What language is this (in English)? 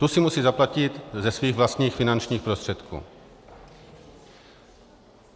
Czech